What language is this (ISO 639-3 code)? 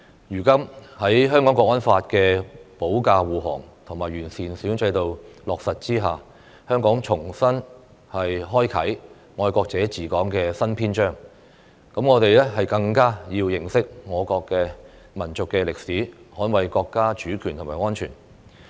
yue